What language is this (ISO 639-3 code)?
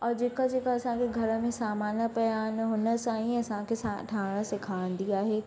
snd